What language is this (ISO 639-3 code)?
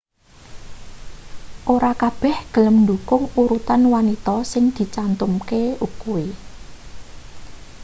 jav